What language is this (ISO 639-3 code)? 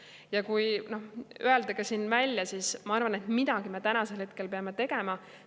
est